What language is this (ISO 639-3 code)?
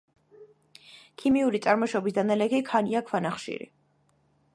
kat